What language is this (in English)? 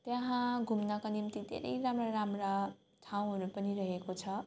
Nepali